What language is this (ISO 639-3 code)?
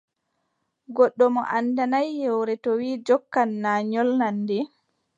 fub